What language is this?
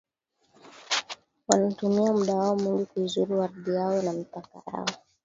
Swahili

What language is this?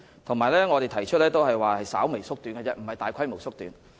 Cantonese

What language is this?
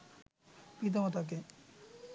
Bangla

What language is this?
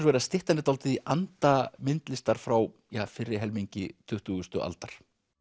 Icelandic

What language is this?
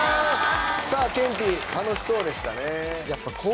Japanese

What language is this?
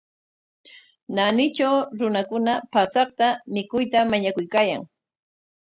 Corongo Ancash Quechua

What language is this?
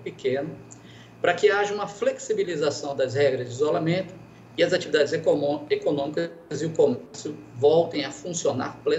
Portuguese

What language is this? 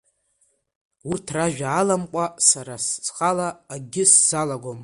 Abkhazian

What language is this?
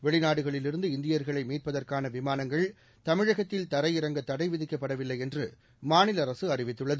Tamil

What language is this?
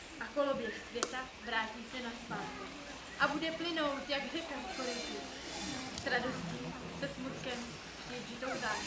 Czech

